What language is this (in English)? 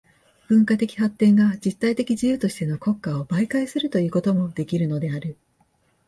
Japanese